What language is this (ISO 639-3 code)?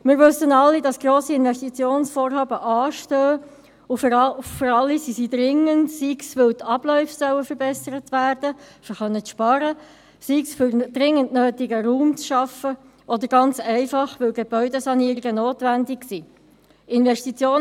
gsw